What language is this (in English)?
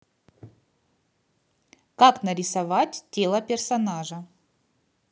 Russian